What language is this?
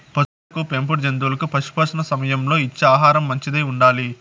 Telugu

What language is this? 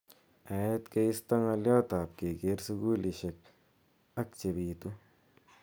Kalenjin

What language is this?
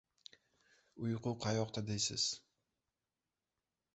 Uzbek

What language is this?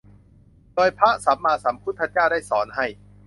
Thai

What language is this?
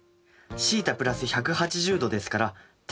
Japanese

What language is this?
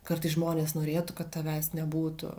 Lithuanian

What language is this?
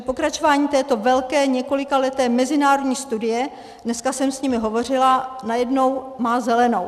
Czech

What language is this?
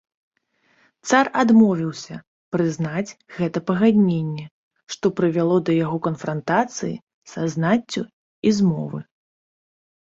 Belarusian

